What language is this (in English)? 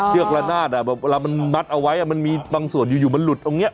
Thai